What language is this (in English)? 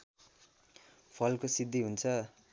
Nepali